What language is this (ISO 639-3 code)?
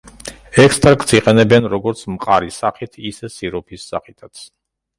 kat